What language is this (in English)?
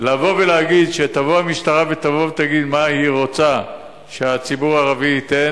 Hebrew